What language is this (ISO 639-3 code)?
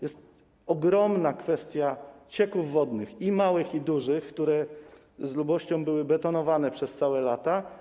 pol